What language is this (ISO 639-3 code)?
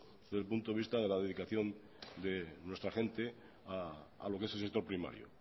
spa